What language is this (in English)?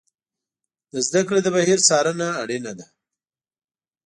Pashto